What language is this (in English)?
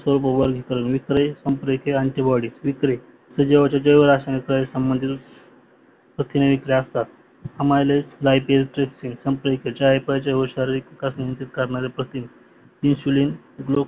Marathi